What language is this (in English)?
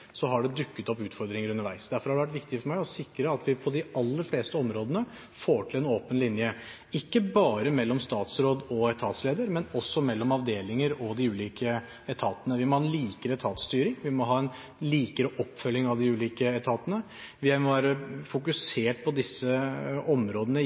Norwegian Bokmål